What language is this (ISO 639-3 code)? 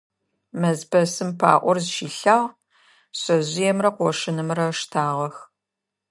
ady